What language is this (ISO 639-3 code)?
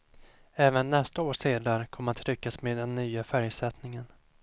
swe